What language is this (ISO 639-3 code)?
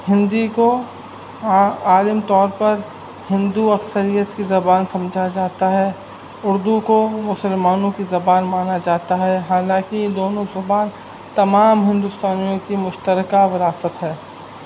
urd